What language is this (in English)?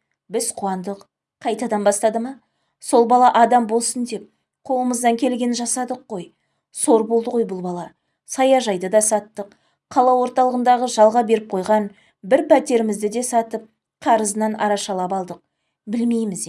Turkish